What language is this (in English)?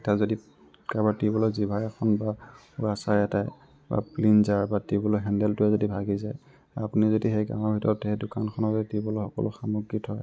Assamese